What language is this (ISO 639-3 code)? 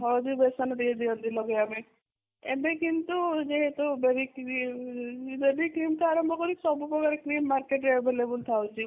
ori